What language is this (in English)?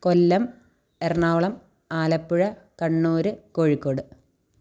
Malayalam